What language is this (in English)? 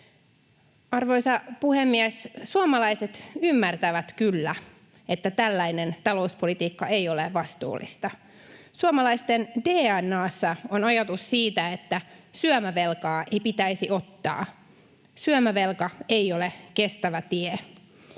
Finnish